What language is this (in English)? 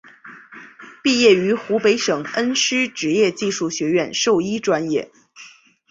Chinese